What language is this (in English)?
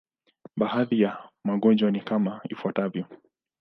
Swahili